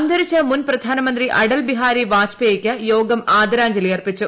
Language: Malayalam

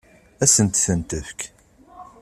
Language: Kabyle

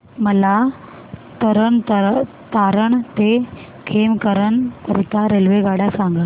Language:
Marathi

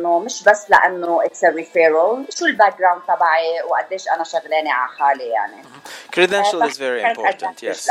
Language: Arabic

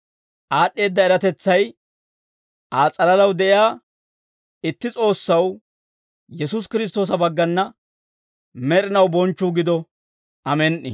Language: Dawro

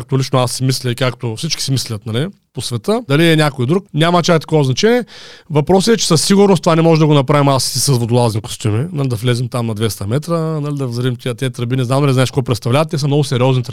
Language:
Bulgarian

